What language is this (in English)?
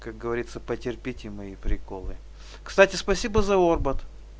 Russian